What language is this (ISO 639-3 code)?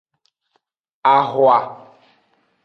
ajg